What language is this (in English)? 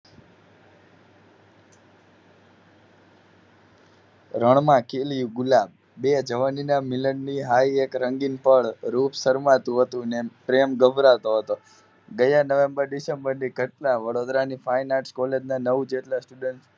Gujarati